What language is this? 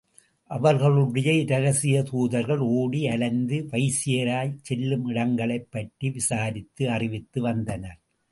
Tamil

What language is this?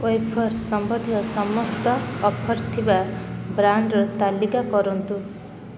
Odia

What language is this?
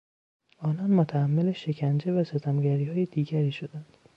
Persian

